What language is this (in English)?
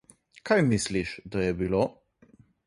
Slovenian